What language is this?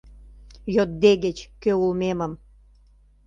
Mari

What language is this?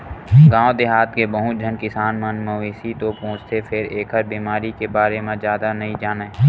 Chhattisgarhi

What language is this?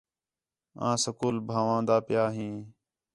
Khetrani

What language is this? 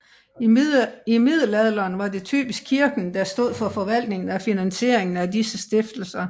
Danish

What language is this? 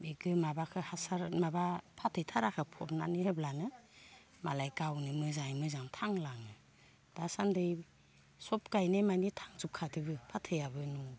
Bodo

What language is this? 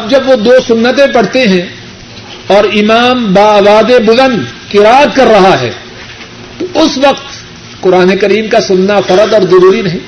Urdu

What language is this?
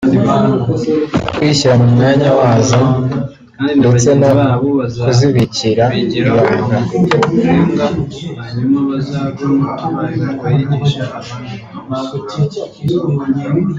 Kinyarwanda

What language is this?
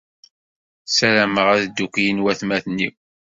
Kabyle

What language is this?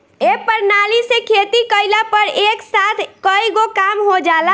Bhojpuri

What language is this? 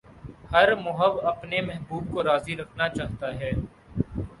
Urdu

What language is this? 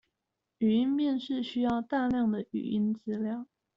Chinese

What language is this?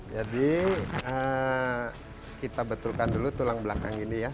Indonesian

